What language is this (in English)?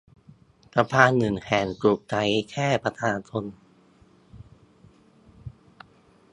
Thai